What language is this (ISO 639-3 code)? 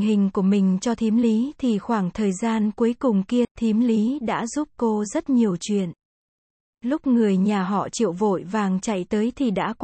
vie